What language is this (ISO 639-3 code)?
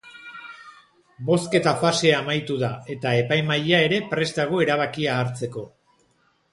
eus